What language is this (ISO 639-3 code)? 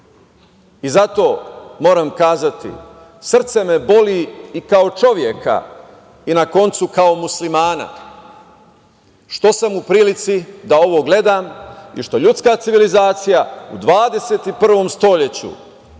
srp